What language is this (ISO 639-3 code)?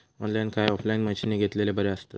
mar